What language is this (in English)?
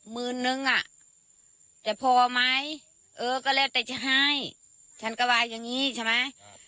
Thai